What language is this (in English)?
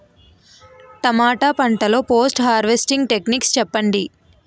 Telugu